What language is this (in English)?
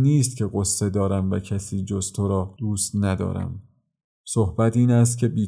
Persian